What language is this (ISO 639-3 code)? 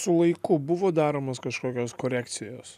lit